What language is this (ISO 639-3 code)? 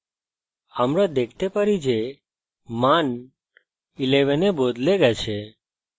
ben